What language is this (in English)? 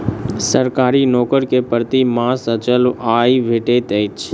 Maithili